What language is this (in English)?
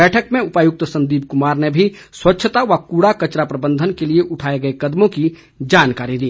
Hindi